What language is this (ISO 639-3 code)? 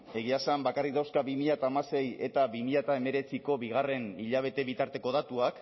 eus